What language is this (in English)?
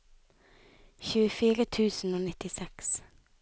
Norwegian